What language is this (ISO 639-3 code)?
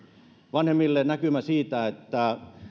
fin